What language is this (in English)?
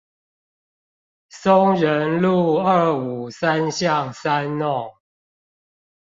Chinese